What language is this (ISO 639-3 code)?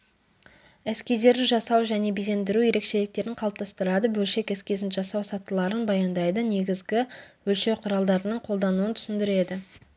kaz